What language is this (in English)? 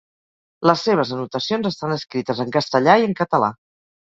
Catalan